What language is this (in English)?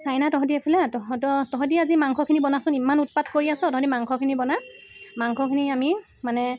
Assamese